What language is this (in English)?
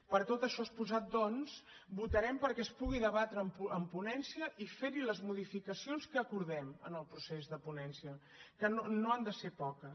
Catalan